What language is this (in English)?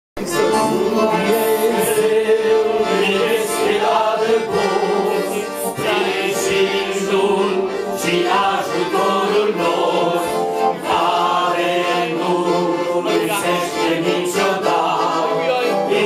Romanian